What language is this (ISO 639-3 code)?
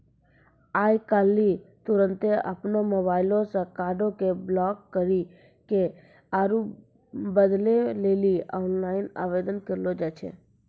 mai